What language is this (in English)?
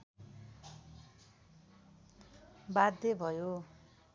Nepali